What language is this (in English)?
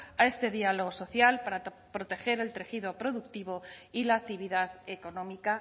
Spanish